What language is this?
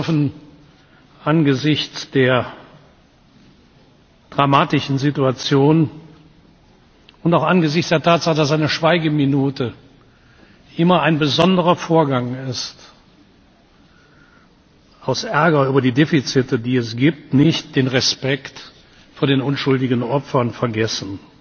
German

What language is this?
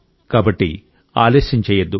Telugu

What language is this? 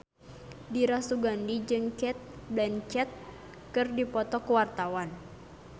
Sundanese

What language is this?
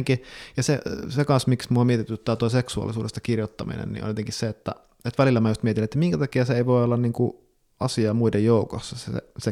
Finnish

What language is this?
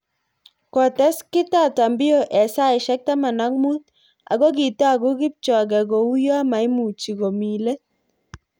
Kalenjin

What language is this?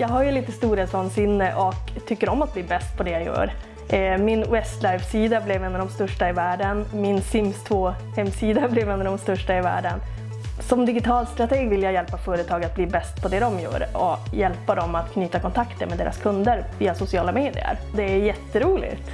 Swedish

